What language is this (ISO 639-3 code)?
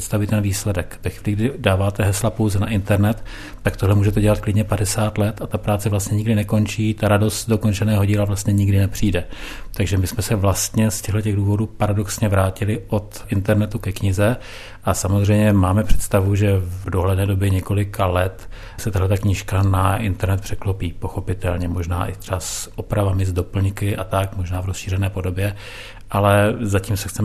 ces